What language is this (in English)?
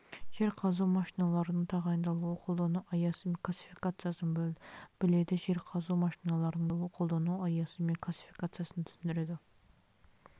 Kazakh